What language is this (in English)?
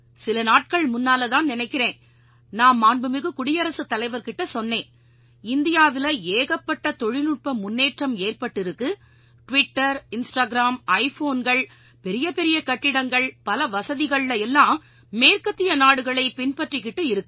Tamil